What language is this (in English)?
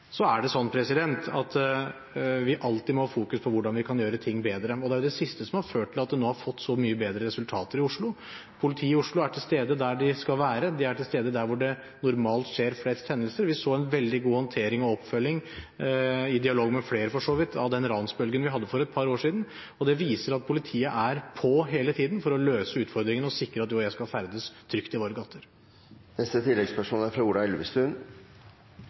Norwegian